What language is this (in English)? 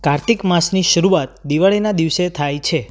Gujarati